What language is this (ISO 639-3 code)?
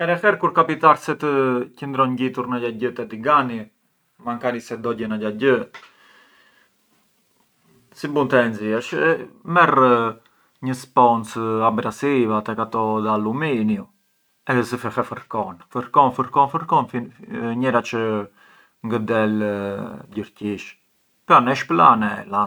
aae